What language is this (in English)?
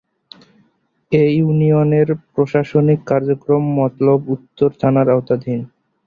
Bangla